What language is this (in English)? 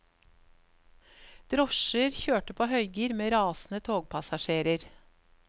Norwegian